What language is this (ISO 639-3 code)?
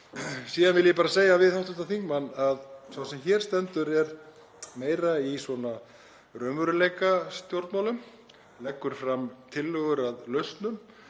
isl